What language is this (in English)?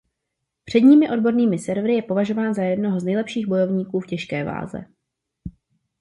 Czech